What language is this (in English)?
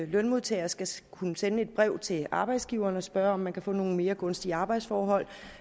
Danish